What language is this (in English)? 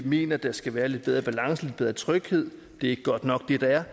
Danish